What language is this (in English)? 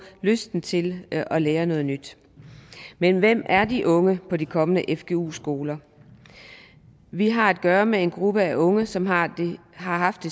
Danish